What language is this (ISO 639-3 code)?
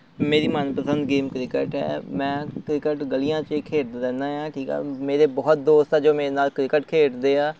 pan